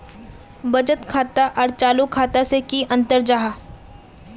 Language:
Magahi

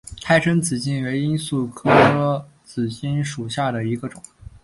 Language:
Chinese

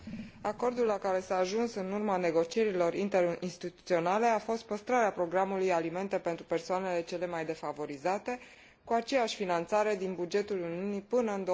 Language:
Romanian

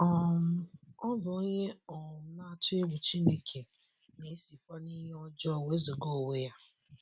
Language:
Igbo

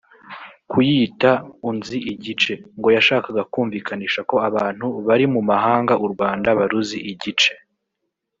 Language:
Kinyarwanda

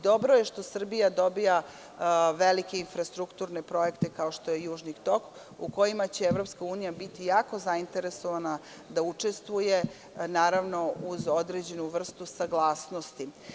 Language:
Serbian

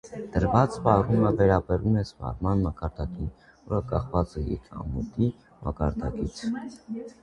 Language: Armenian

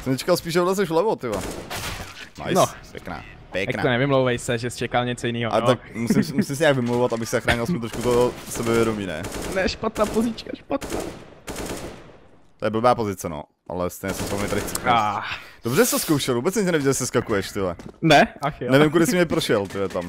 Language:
Czech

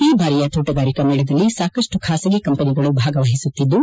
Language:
Kannada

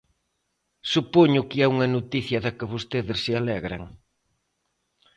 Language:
Galician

